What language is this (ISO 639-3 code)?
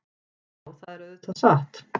isl